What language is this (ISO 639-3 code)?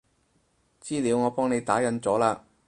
yue